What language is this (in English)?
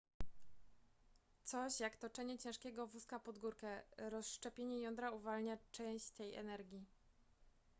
Polish